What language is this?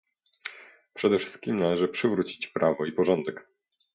Polish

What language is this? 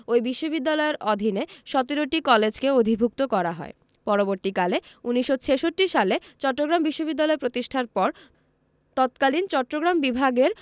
Bangla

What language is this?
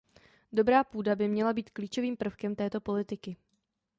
Czech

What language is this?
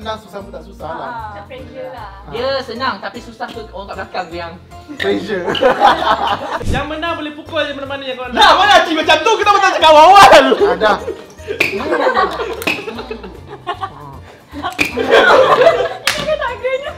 Malay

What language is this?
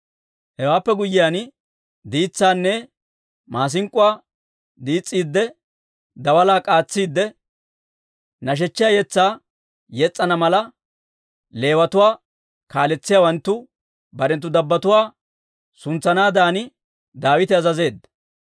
Dawro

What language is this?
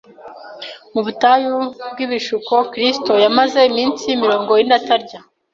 Kinyarwanda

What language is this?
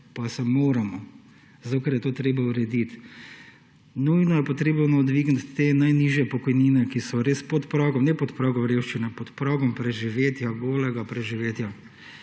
Slovenian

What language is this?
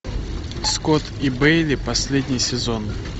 Russian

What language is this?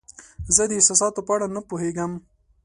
Pashto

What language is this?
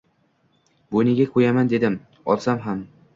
Uzbek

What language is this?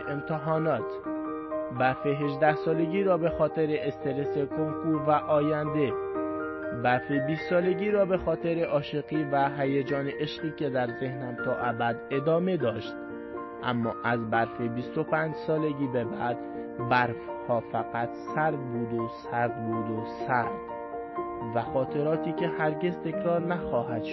Persian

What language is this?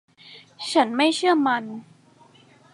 Thai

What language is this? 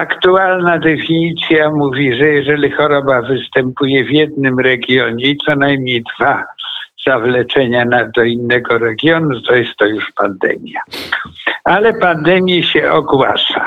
Polish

